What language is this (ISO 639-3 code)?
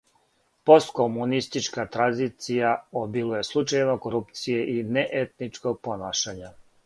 srp